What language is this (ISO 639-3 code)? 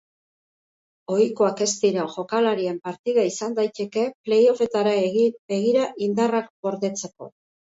eus